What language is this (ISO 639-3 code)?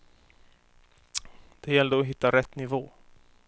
swe